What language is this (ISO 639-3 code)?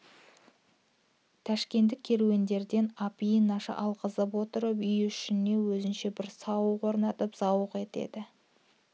kaz